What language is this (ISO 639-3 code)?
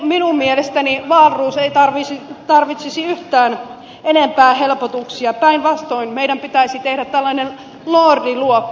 fin